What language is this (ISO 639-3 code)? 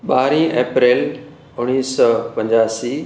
snd